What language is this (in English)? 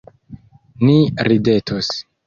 Esperanto